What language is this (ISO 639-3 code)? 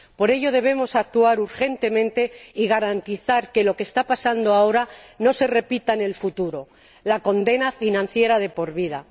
spa